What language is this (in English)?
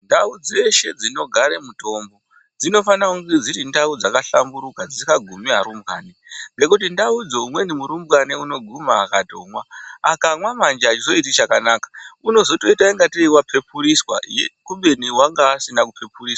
Ndau